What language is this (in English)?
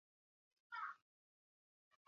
Basque